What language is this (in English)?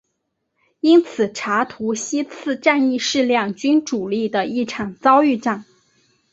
Chinese